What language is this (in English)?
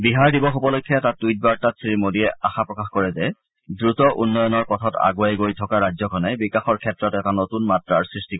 Assamese